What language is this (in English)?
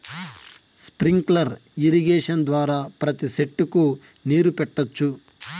Telugu